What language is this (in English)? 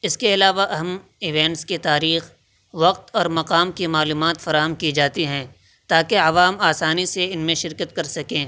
Urdu